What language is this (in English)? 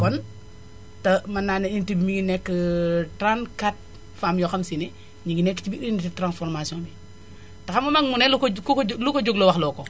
Wolof